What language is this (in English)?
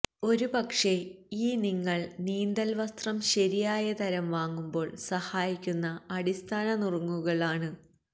Malayalam